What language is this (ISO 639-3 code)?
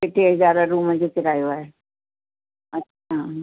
snd